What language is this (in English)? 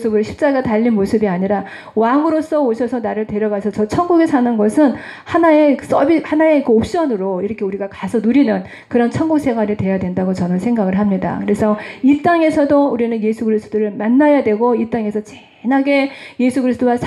Korean